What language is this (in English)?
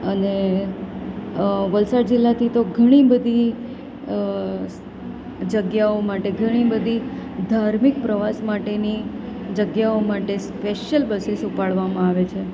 Gujarati